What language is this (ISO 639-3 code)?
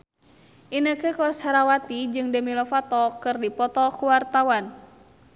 sun